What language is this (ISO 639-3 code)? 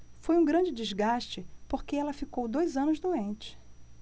por